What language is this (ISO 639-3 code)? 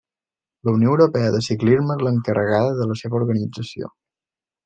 cat